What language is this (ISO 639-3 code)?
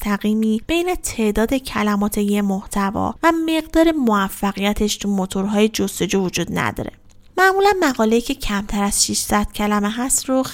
fas